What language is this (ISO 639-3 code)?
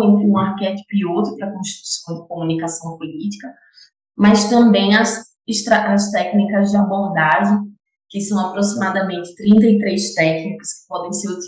por